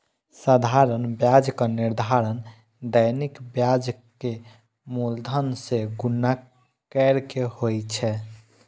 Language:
Maithili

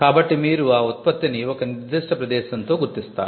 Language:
Telugu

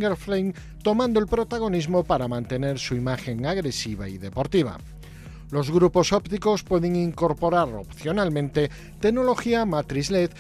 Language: Spanish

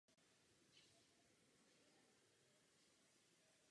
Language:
Czech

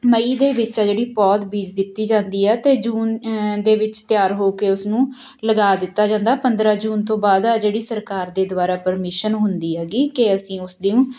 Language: Punjabi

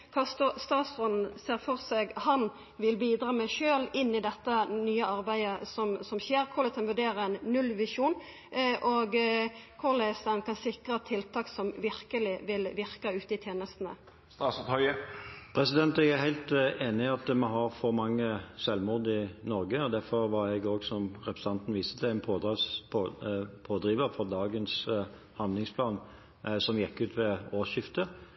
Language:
Norwegian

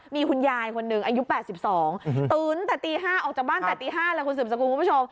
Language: Thai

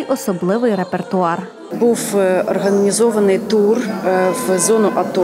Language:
Ukrainian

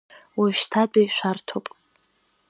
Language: Abkhazian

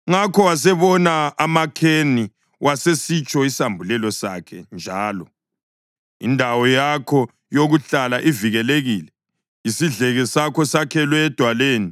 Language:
North Ndebele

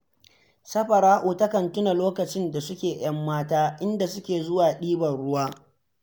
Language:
Hausa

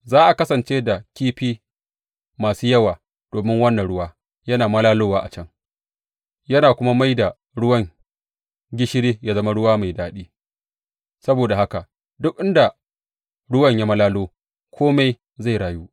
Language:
Hausa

